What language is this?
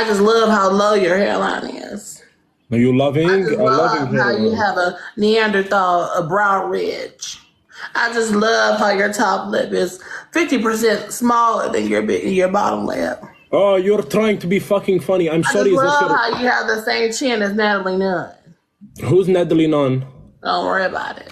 English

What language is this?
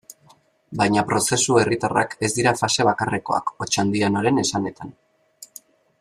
Basque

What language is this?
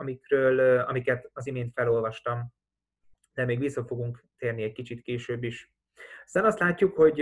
Hungarian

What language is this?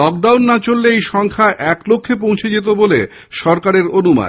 Bangla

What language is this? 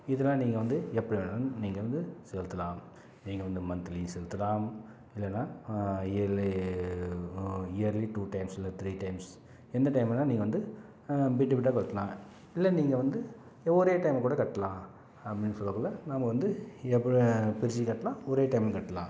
Tamil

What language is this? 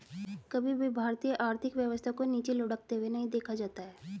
Hindi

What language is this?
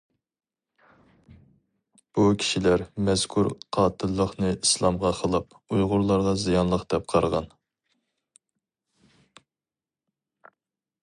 Uyghur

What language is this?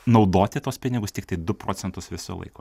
Lithuanian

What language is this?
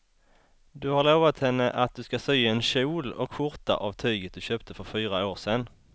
Swedish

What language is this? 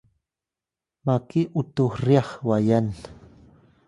Atayal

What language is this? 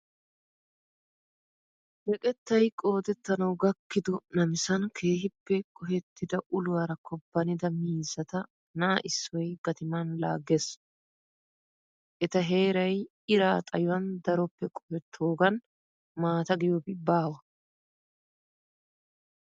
Wolaytta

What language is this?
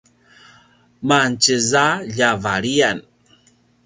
Paiwan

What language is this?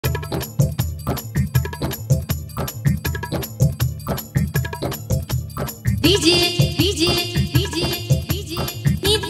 Hindi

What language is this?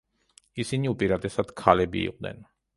Georgian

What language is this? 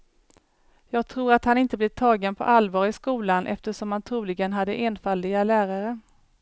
Swedish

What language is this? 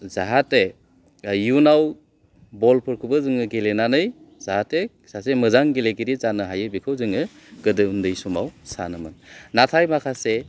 Bodo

